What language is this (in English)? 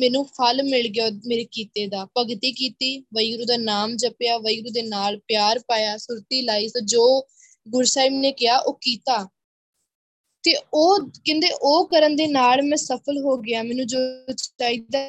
Punjabi